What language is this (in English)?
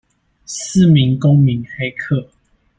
Chinese